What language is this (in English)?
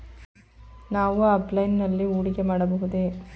Kannada